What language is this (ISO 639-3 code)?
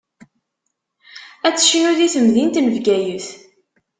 kab